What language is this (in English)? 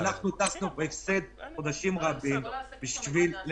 Hebrew